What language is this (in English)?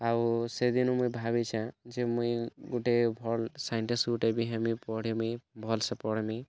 Odia